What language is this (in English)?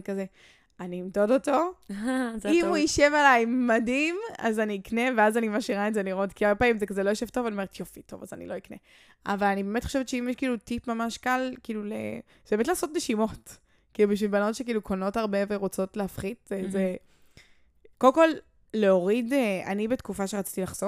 Hebrew